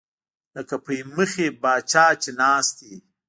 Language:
Pashto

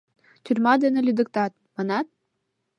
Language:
Mari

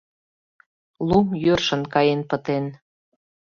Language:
Mari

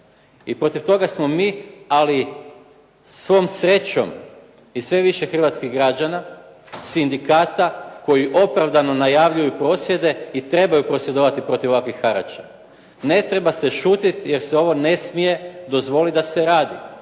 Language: Croatian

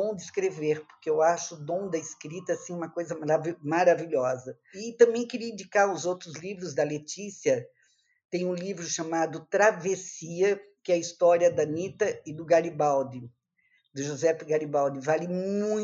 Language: Portuguese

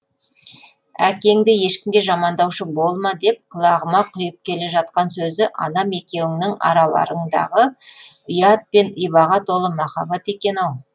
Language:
Kazakh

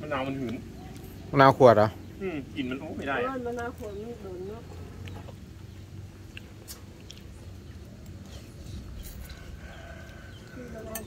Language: Thai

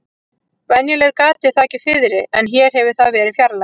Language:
Icelandic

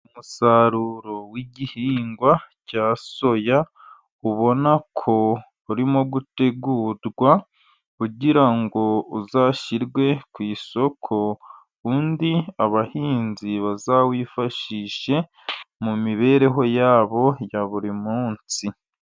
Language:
Kinyarwanda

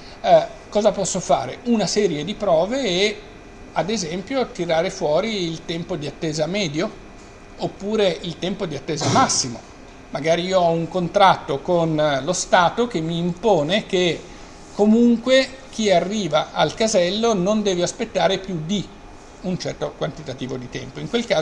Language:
Italian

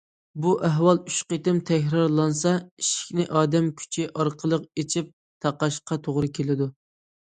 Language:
Uyghur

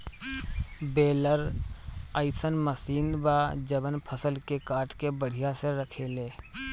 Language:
Bhojpuri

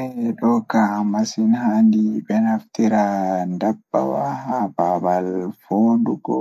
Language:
Fula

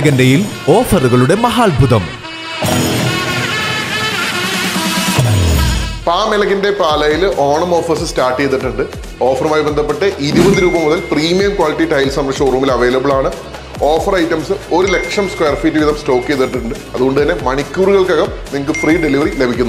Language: Malayalam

